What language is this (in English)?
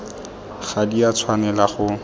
Tswana